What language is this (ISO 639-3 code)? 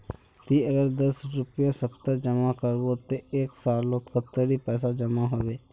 mag